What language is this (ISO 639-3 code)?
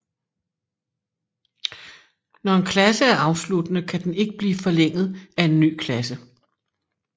dan